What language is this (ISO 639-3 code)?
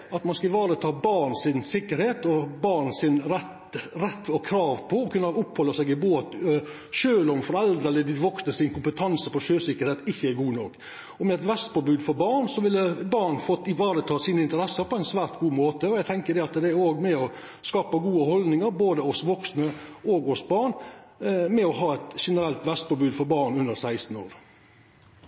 nno